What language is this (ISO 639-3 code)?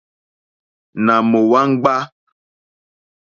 bri